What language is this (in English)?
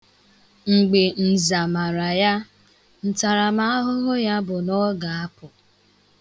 Igbo